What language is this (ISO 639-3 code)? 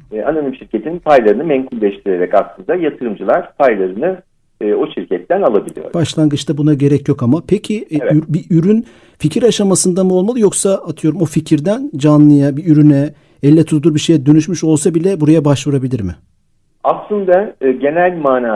tur